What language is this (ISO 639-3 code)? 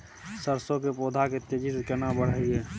mai